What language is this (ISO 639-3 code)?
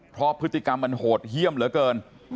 tha